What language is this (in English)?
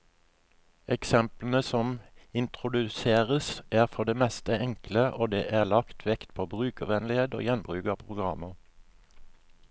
Norwegian